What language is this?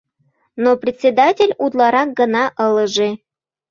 Mari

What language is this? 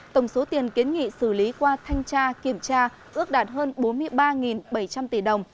Vietnamese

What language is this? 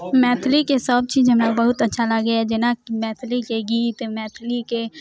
Maithili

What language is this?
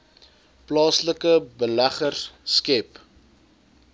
Afrikaans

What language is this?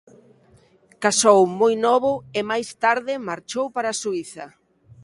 Galician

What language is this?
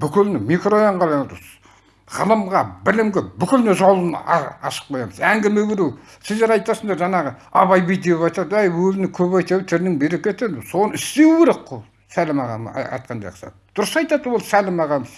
Turkish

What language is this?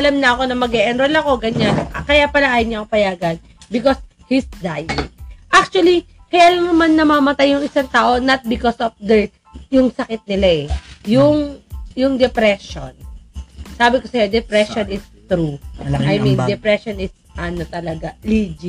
Filipino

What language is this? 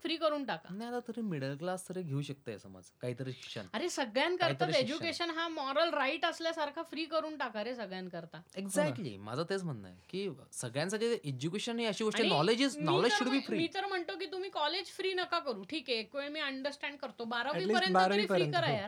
Marathi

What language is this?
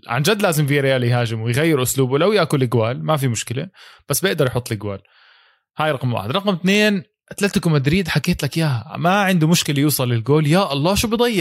Arabic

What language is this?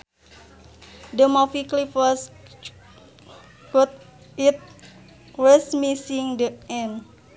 Sundanese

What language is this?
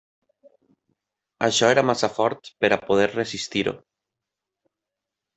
Catalan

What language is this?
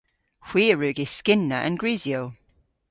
Cornish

